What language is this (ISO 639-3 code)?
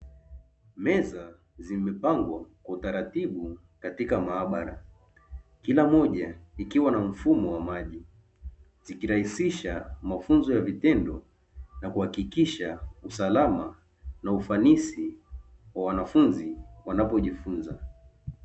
swa